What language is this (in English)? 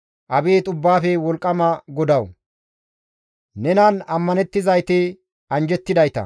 Gamo